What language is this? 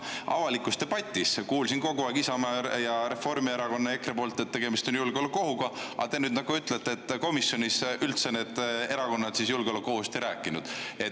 Estonian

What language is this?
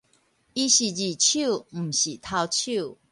Min Nan Chinese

